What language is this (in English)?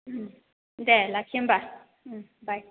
Bodo